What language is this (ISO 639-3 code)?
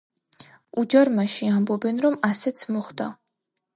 kat